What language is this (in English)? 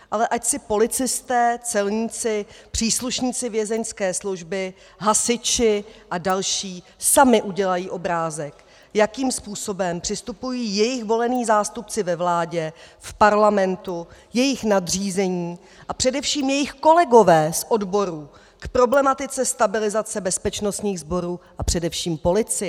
Czech